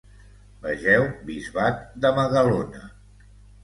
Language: Catalan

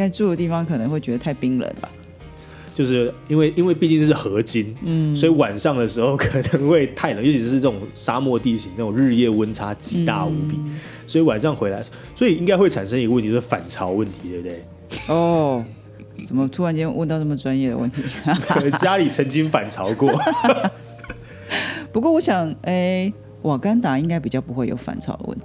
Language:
Chinese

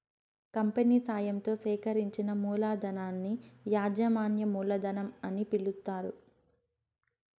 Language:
Telugu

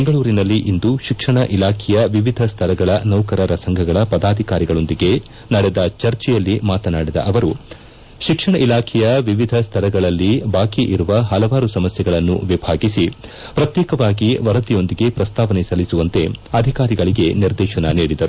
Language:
Kannada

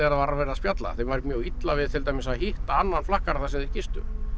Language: Icelandic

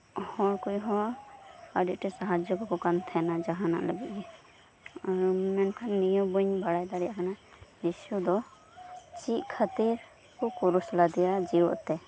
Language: Santali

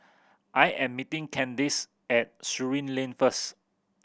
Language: English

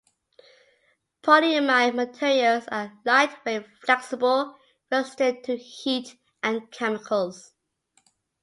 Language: English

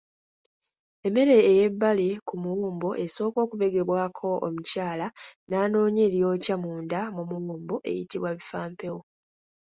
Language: Ganda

